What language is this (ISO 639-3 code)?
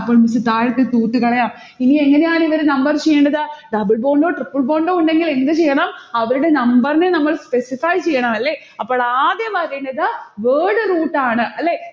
mal